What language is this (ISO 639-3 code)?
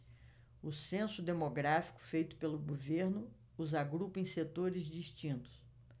por